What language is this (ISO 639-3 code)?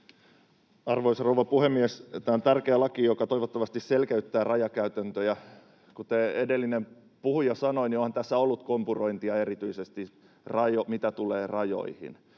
fin